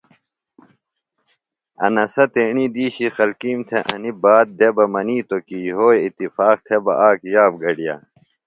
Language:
Phalura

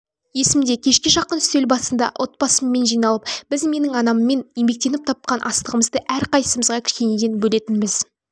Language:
Kazakh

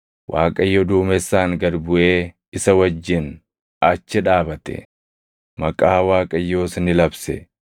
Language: Oromo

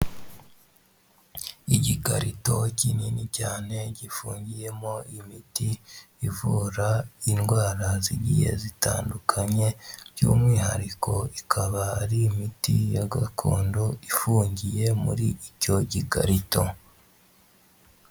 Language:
Kinyarwanda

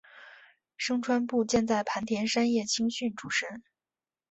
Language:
Chinese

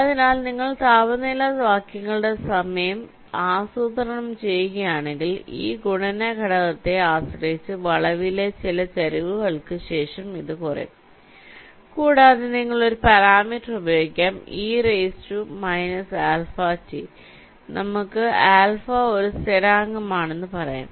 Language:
Malayalam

